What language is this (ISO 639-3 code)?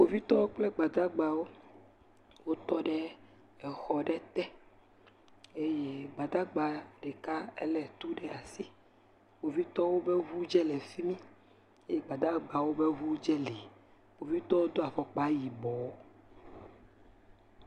ewe